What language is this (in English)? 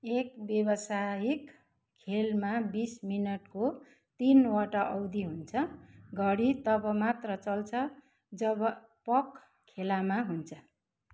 Nepali